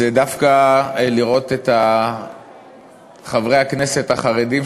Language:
Hebrew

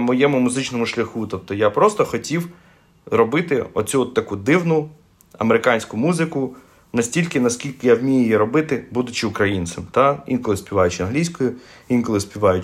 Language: Ukrainian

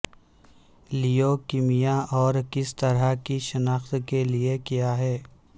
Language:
Urdu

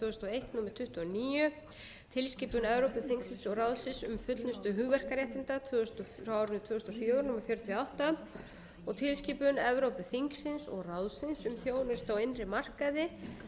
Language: Icelandic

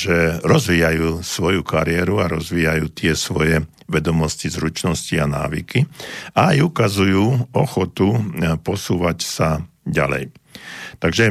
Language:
Slovak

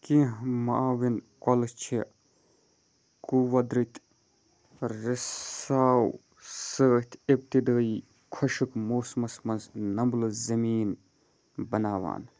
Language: Kashmiri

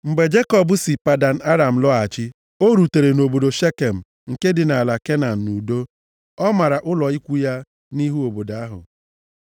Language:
Igbo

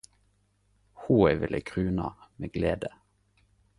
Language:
Norwegian Nynorsk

